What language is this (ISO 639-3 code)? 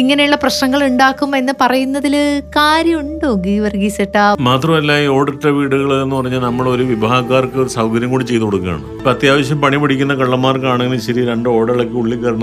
mal